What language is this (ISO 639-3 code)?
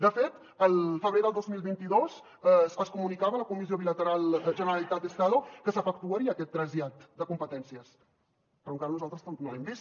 cat